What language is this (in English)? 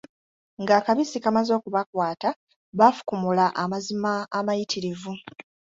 Ganda